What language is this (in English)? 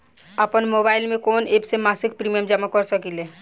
Bhojpuri